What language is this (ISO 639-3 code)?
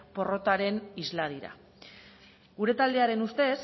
eus